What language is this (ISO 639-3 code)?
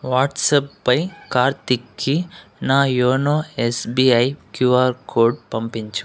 tel